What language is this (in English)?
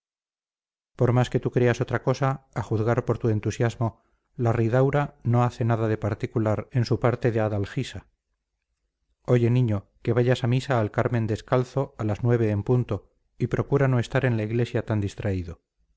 Spanish